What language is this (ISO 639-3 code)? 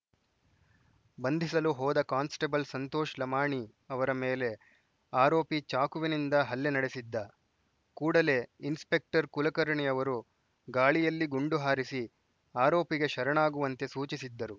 kan